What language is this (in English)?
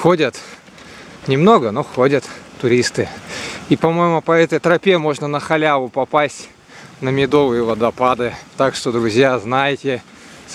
Russian